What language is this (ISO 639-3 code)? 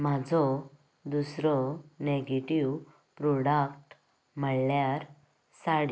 kok